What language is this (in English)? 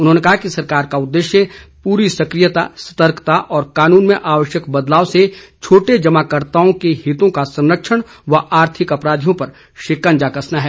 Hindi